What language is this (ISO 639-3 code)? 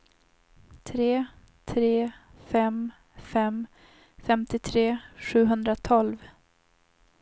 swe